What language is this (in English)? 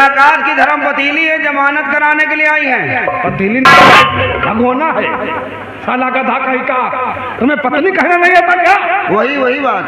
Hindi